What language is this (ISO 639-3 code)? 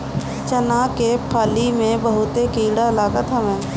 bho